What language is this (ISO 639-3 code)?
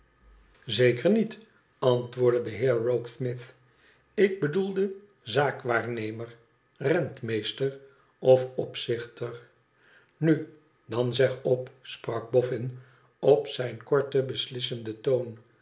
nld